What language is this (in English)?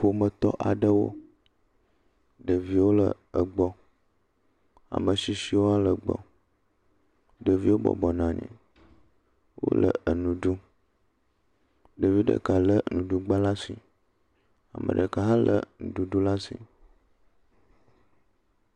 Ewe